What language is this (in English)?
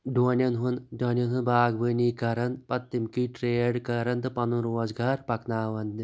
Kashmiri